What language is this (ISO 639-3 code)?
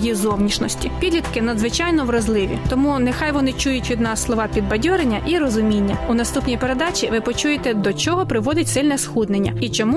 ukr